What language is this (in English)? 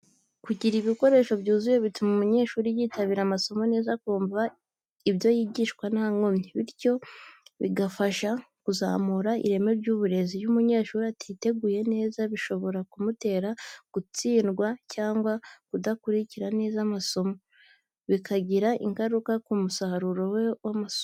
Kinyarwanda